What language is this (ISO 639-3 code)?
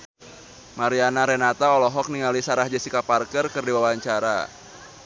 sun